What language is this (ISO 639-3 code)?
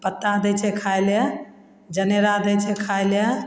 mai